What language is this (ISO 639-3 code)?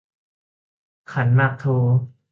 tha